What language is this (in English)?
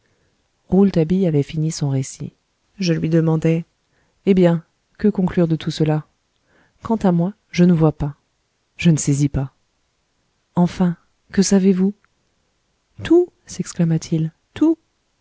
French